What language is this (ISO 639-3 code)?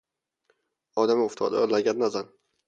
fas